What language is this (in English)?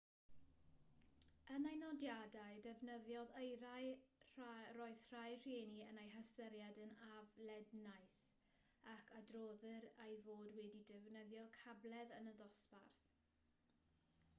Welsh